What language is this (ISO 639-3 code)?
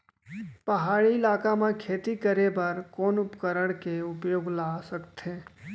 hne